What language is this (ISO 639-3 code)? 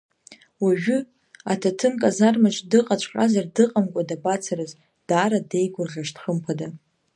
abk